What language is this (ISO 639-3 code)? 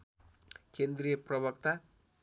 nep